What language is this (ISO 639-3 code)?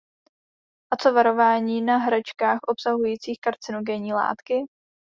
ces